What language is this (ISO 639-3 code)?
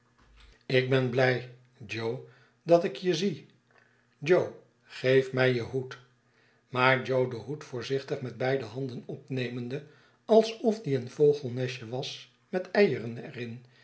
nld